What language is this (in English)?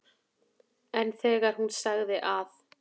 Icelandic